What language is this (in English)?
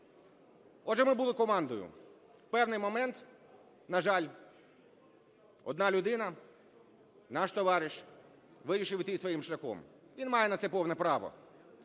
Ukrainian